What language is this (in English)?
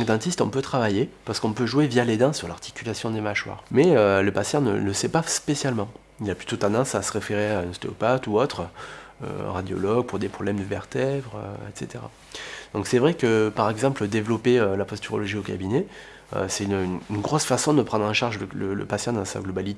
French